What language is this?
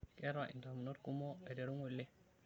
Masai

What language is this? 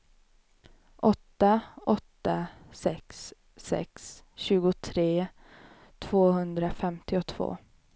Swedish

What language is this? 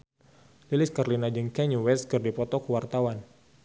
Sundanese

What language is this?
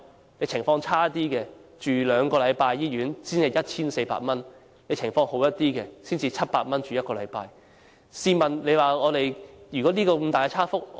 Cantonese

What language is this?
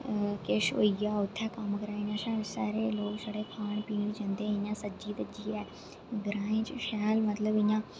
Dogri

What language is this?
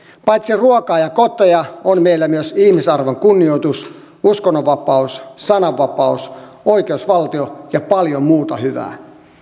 Finnish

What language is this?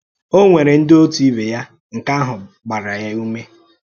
Igbo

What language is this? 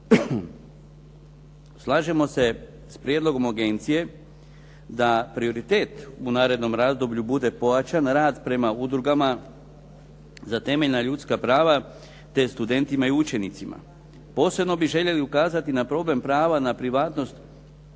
Croatian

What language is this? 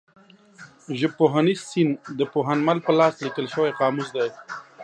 Pashto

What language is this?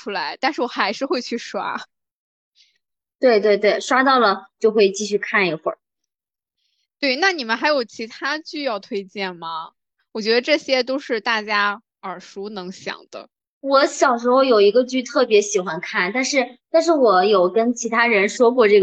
Chinese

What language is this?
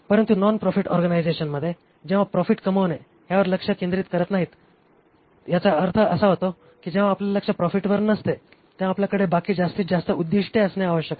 Marathi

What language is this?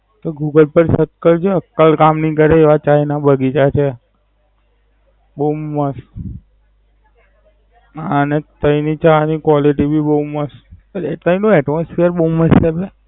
Gujarati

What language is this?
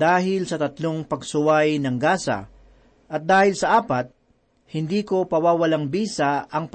Filipino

